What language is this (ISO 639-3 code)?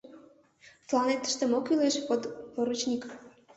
chm